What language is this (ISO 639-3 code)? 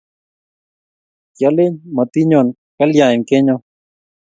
kln